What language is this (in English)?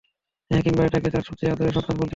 Bangla